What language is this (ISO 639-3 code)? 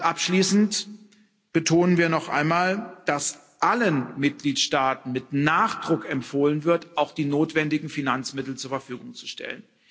deu